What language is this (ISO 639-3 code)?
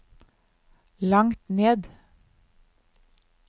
nor